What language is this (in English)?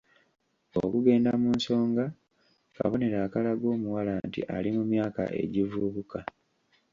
Ganda